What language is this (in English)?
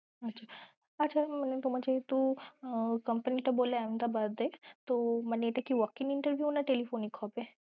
Bangla